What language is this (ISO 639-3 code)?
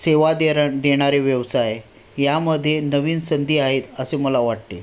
mar